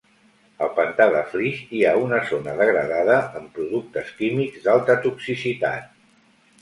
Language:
Catalan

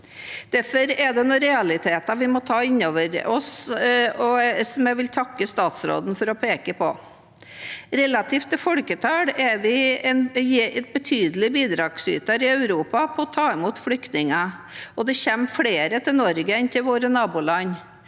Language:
Norwegian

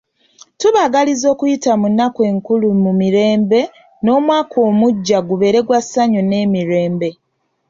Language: Ganda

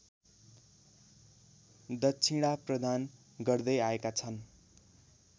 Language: Nepali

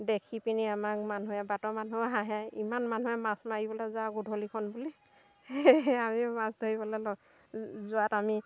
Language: Assamese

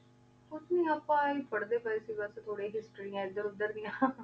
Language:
Punjabi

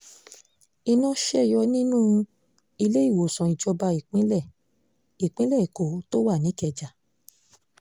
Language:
Yoruba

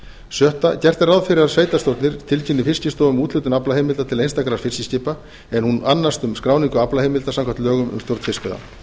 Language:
Icelandic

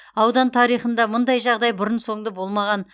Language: Kazakh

